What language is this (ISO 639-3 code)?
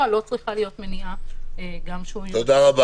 heb